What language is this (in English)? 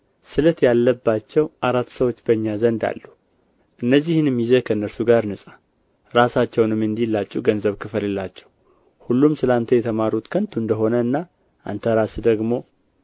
Amharic